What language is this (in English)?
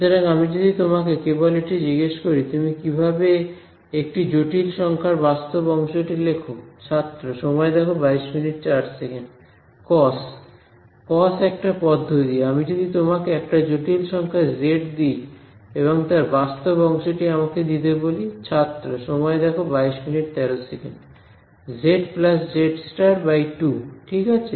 Bangla